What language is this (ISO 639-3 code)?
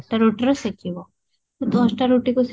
ori